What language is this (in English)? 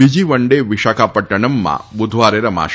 Gujarati